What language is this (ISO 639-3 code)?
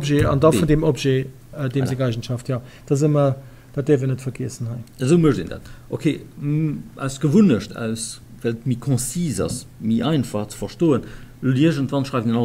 deu